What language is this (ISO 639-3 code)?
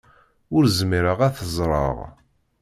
kab